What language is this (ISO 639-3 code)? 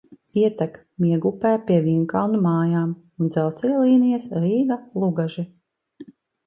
lav